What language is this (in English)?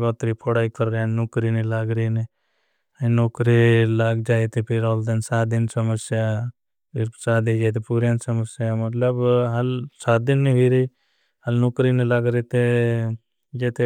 Bhili